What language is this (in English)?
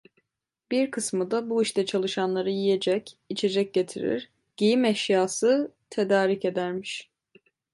Turkish